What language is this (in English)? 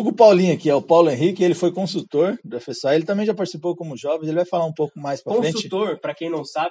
Portuguese